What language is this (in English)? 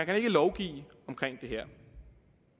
Danish